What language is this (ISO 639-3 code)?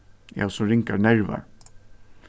fao